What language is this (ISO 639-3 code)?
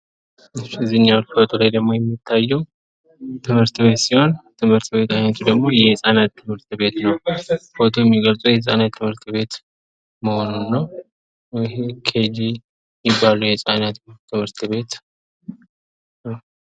amh